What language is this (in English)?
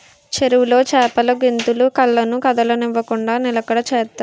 Telugu